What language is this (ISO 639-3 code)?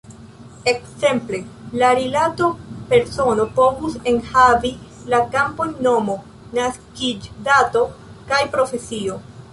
epo